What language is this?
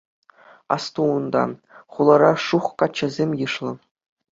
Chuvash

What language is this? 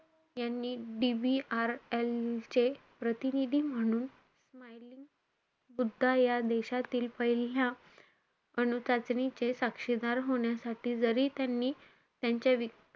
Marathi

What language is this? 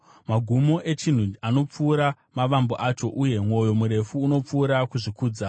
Shona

